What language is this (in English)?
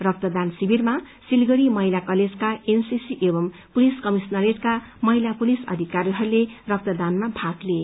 Nepali